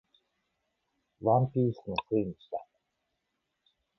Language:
Japanese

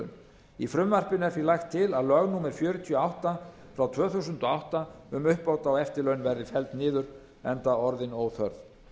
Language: Icelandic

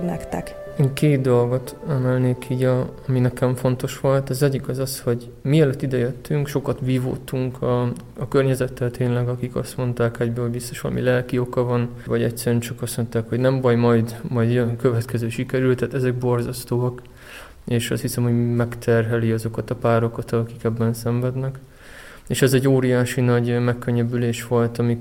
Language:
Hungarian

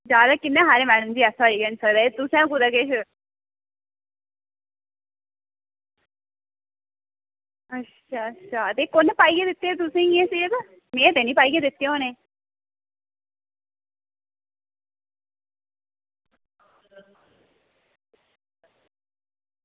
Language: Dogri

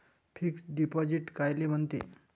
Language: Marathi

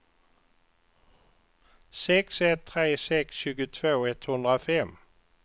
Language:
Swedish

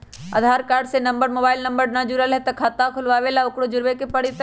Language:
Magahi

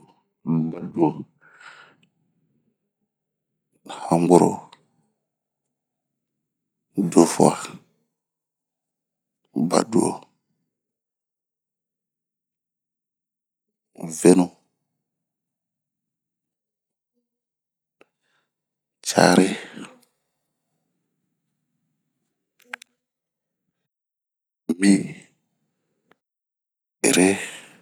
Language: Bomu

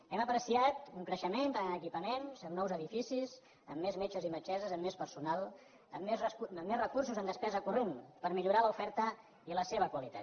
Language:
Catalan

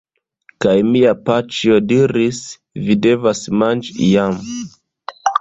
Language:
Esperanto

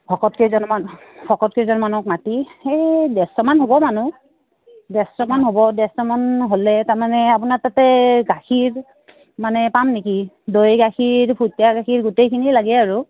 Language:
Assamese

